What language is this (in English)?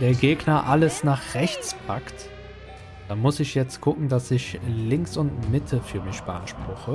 German